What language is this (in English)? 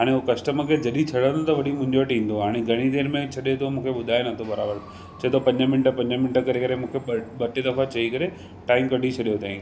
Sindhi